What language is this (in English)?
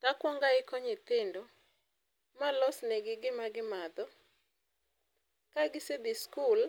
Luo (Kenya and Tanzania)